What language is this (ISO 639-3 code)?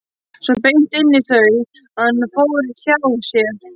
isl